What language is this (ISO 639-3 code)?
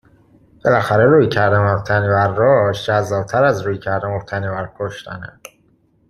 fas